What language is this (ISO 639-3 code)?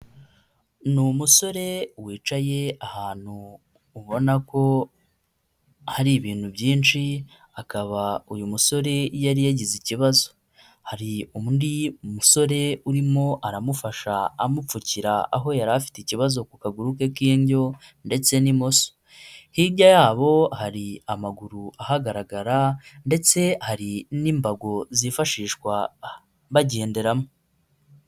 kin